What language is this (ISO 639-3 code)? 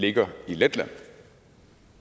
dan